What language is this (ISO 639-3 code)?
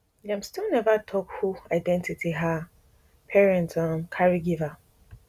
pcm